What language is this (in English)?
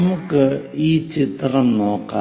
Malayalam